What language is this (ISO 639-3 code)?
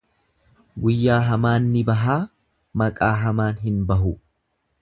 orm